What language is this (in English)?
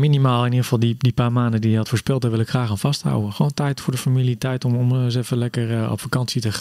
Dutch